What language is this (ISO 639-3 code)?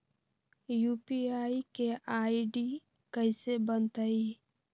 mag